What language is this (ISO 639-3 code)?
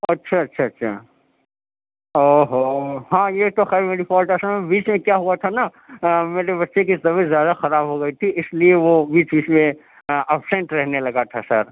urd